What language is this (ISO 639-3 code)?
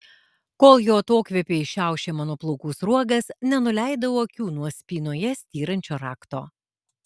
lit